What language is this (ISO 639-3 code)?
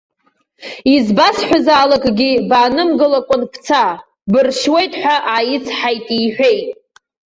abk